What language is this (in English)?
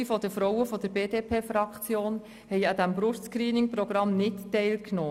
Swiss German